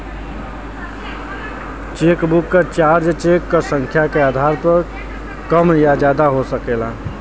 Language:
Bhojpuri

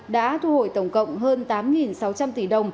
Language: Vietnamese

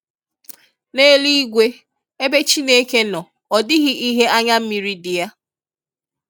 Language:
Igbo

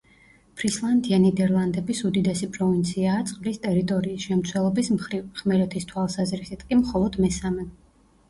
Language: Georgian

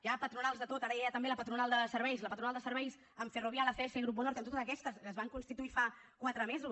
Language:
Catalan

